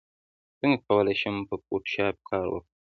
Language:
Pashto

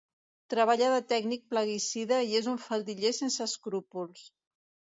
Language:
Catalan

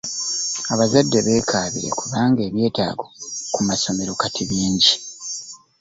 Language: Ganda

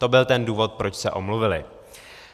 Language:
Czech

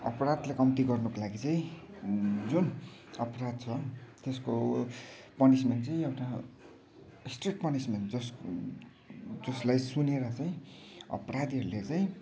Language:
Nepali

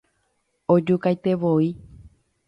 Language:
Guarani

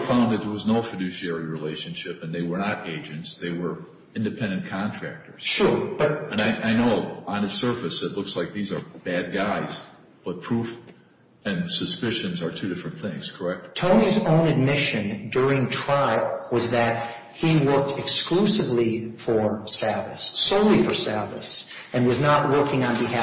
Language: English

